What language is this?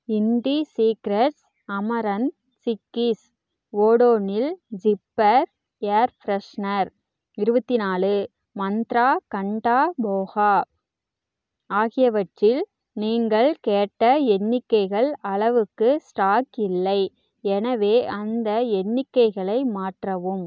Tamil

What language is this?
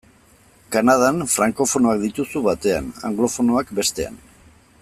Basque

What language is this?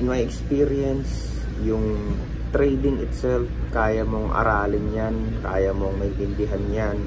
Filipino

